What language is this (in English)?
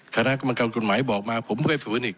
Thai